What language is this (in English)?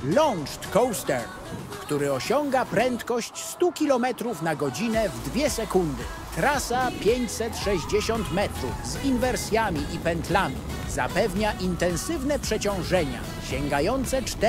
Polish